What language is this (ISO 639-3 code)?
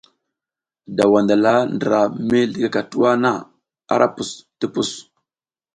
giz